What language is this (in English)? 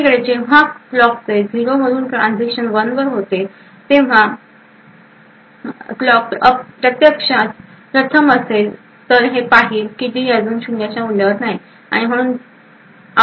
Marathi